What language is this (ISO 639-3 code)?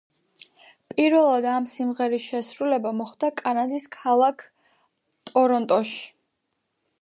kat